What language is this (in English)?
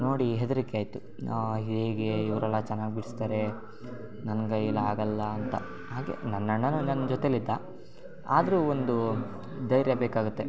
Kannada